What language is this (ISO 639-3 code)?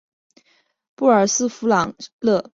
zho